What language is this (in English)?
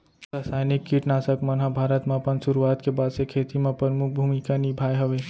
Chhattisgarhi